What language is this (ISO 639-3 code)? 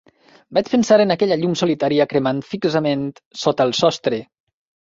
cat